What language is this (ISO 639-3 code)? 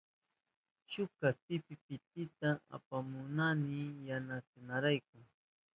qup